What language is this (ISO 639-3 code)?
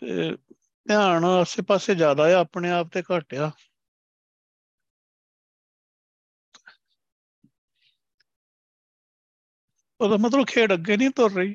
pan